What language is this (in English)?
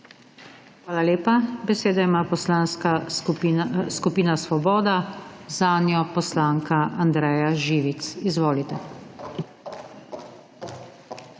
Slovenian